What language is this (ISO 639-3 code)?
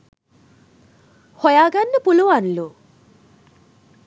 sin